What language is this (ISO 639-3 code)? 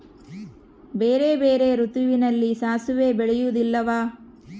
kan